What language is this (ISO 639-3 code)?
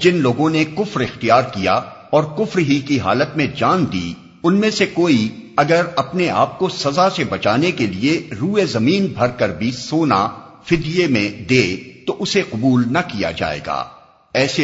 urd